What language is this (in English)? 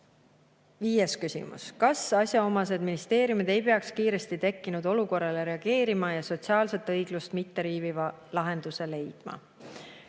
Estonian